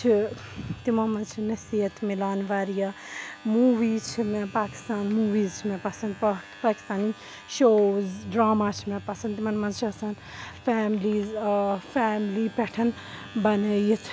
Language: Kashmiri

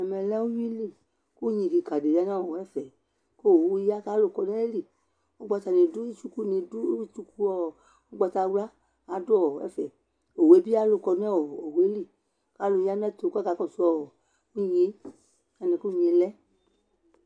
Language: Ikposo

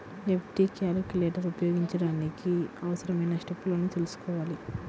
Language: Telugu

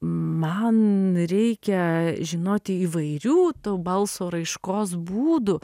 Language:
Lithuanian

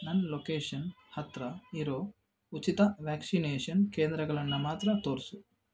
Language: Kannada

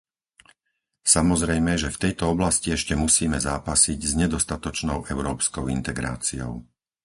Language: Slovak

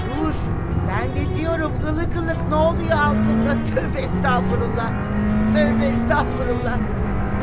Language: Turkish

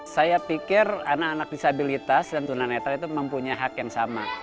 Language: Indonesian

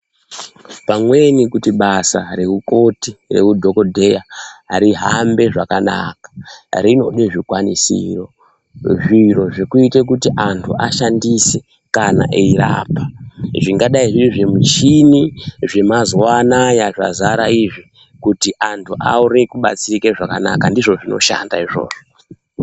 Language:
Ndau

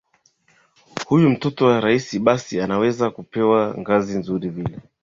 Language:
Swahili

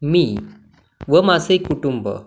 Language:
Marathi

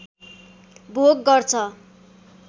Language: Nepali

